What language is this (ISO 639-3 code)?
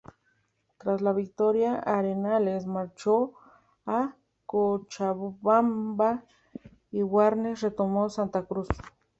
spa